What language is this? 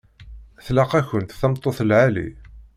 Kabyle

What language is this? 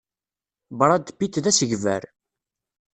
Kabyle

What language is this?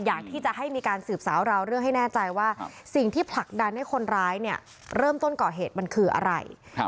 Thai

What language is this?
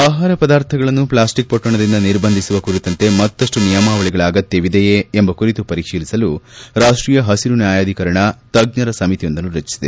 Kannada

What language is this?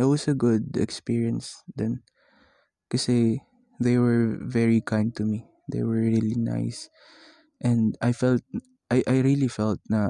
Filipino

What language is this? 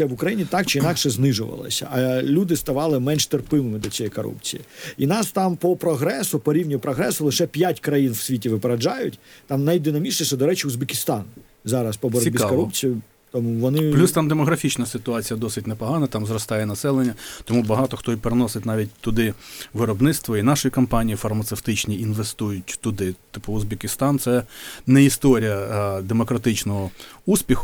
Ukrainian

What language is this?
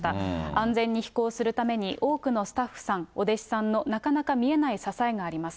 Japanese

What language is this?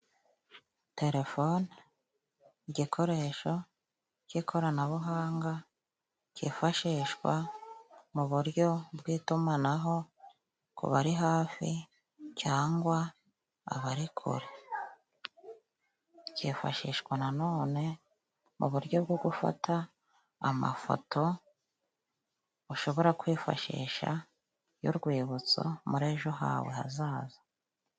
Kinyarwanda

